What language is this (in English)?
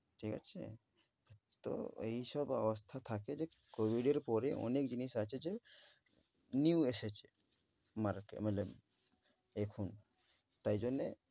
Bangla